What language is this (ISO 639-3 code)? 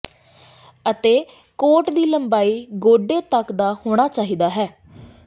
pan